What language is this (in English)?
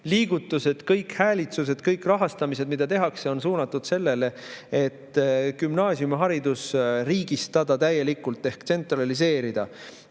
Estonian